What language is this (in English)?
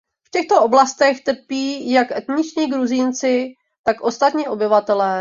Czech